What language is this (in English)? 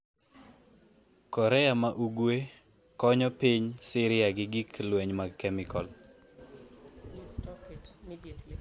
Luo (Kenya and Tanzania)